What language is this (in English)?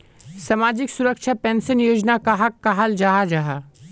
Magahi